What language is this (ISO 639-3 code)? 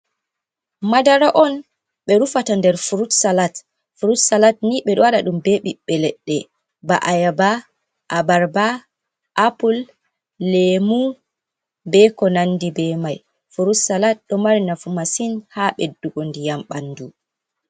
ful